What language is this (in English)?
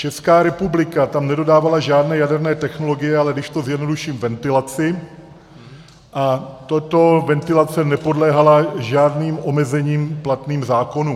Czech